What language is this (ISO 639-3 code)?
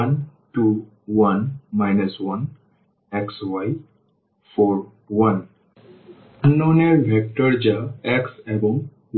ben